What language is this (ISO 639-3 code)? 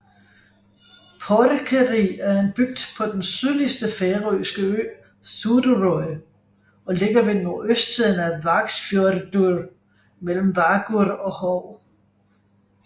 dan